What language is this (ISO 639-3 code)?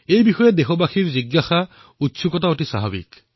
asm